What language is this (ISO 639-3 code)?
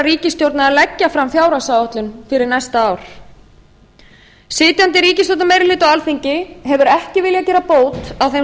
isl